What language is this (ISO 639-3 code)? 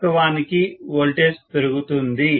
tel